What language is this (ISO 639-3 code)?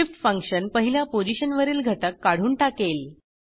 mar